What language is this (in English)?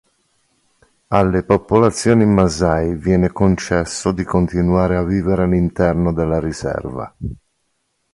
Italian